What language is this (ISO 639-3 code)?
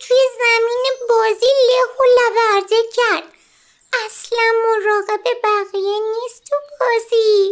fas